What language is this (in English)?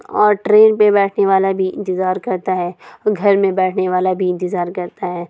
Urdu